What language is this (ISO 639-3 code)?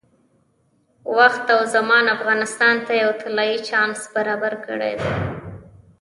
pus